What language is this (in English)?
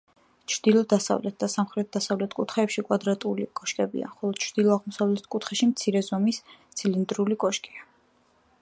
Georgian